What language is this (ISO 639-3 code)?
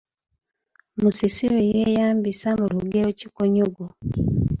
lug